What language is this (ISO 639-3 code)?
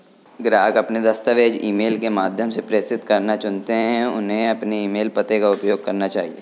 hin